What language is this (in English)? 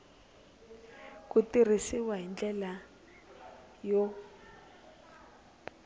Tsonga